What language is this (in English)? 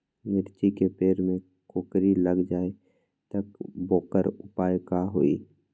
Magahi